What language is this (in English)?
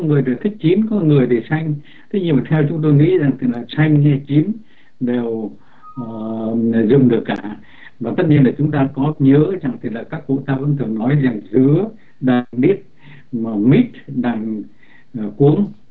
Vietnamese